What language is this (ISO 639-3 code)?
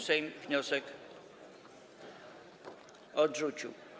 pol